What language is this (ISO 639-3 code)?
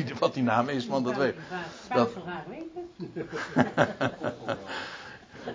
nld